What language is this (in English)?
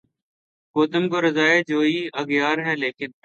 Urdu